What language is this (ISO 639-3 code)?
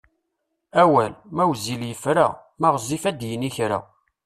kab